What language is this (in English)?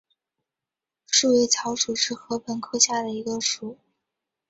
Chinese